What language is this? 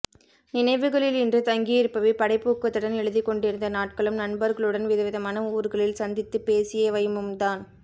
Tamil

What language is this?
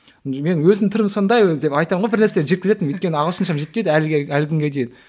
Kazakh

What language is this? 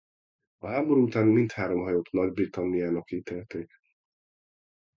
Hungarian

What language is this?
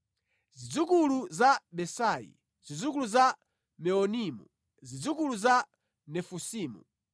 Nyanja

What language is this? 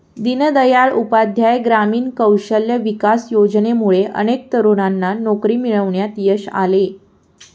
Marathi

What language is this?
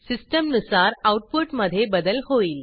Marathi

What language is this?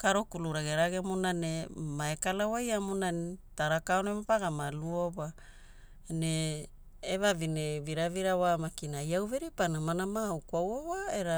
Hula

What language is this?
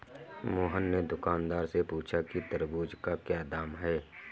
Hindi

